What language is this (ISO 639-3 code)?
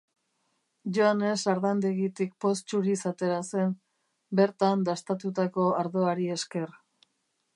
eus